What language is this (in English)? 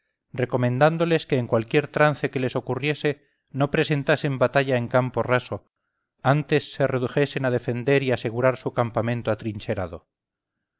Spanish